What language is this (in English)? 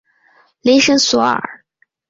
Chinese